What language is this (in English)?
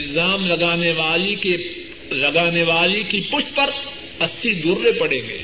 Urdu